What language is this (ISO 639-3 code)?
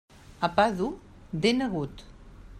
cat